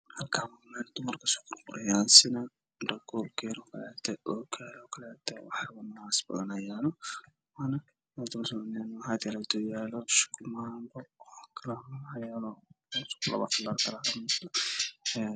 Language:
Somali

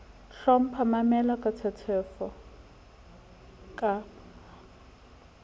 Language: Southern Sotho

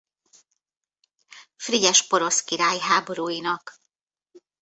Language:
Hungarian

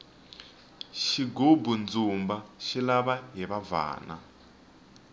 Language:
Tsonga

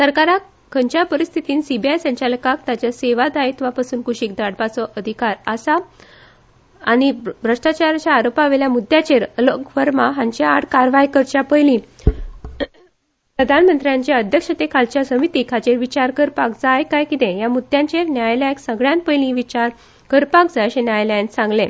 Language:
Konkani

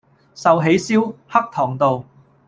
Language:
Cantonese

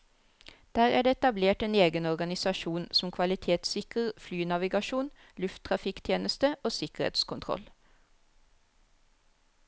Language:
Norwegian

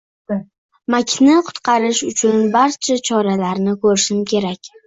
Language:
Uzbek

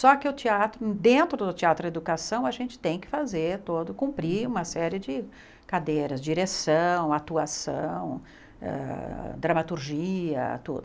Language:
Portuguese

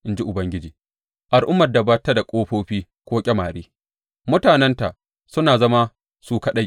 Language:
Hausa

